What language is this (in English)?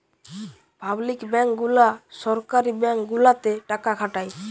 Bangla